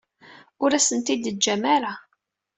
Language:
Kabyle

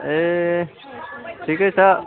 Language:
Nepali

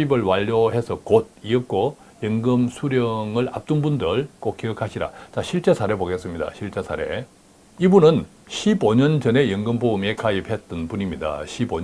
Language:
Korean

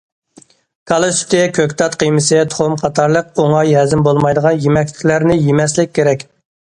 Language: Uyghur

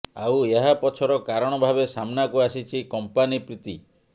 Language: Odia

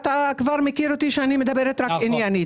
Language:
Hebrew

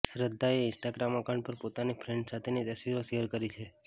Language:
Gujarati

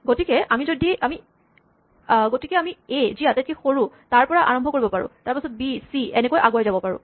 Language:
Assamese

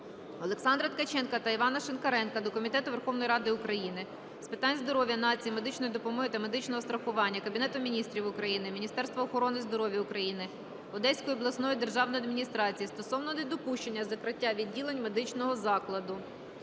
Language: Ukrainian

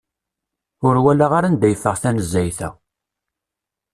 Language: Kabyle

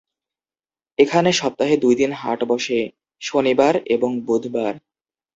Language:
Bangla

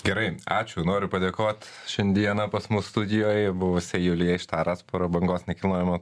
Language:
Lithuanian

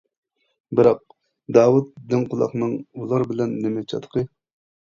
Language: Uyghur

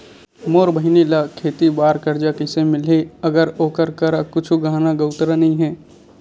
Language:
Chhattisgarhi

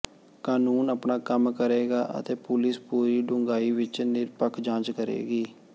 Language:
Punjabi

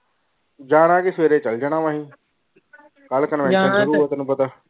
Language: Punjabi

